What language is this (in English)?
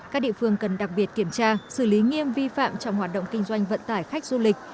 Vietnamese